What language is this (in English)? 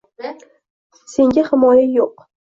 Uzbek